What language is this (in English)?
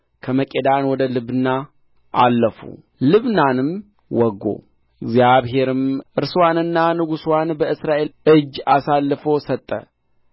Amharic